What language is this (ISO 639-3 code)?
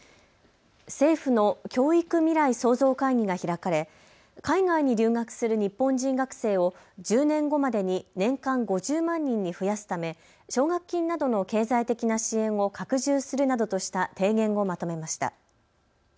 jpn